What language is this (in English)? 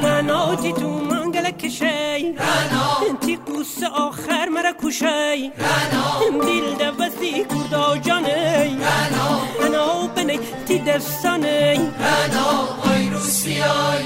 Persian